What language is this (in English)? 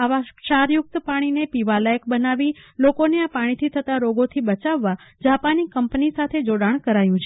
Gujarati